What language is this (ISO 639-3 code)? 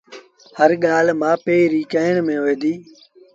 sbn